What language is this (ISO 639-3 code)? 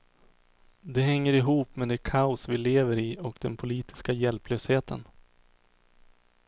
swe